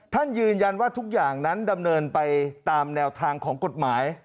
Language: Thai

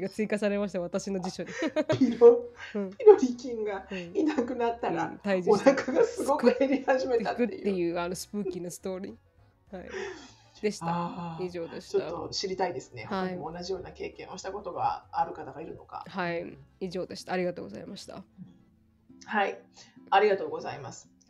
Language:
Japanese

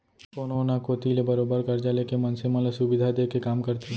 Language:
Chhattisgarhi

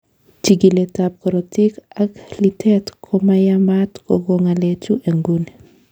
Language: Kalenjin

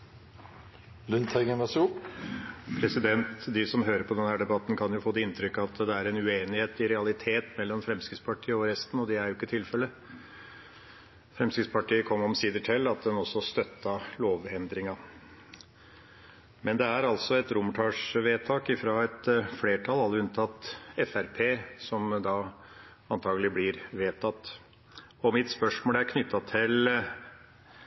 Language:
Norwegian Bokmål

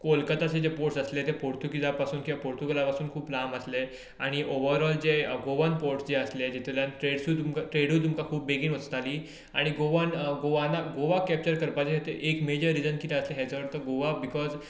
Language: Konkani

